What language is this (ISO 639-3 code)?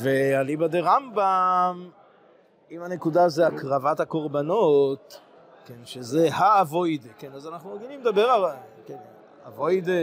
heb